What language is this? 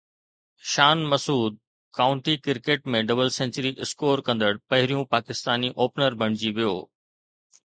Sindhi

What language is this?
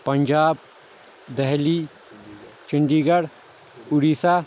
Kashmiri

